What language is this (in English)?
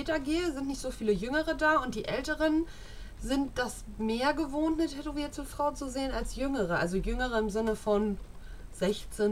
German